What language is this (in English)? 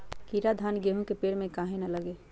Magahi